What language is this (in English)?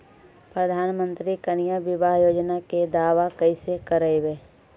Magahi